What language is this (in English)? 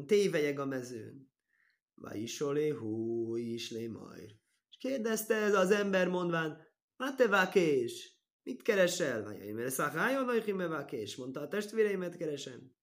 Hungarian